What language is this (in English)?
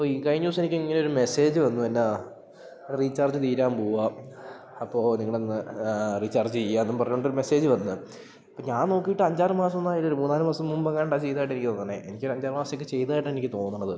Malayalam